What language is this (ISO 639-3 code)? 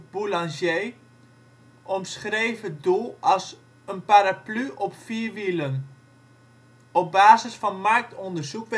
nld